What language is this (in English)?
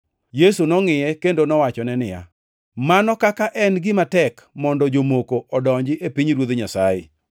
Luo (Kenya and Tanzania)